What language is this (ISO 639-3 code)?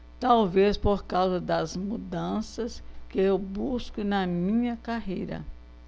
por